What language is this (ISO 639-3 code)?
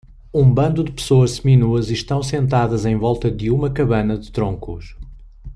por